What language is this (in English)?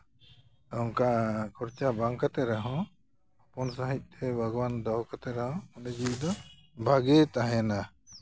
Santali